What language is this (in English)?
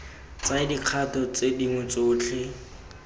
Tswana